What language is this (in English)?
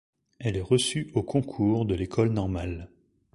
French